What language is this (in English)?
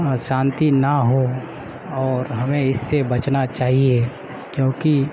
Urdu